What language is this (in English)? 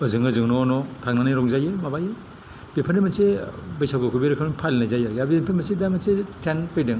Bodo